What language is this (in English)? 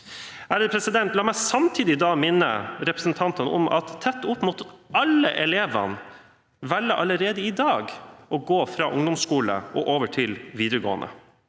Norwegian